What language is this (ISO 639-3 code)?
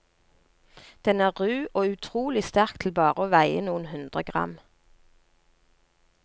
nor